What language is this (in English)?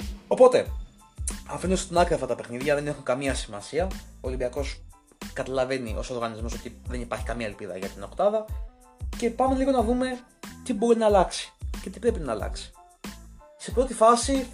Greek